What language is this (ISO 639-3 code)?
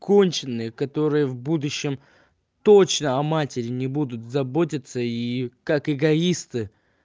rus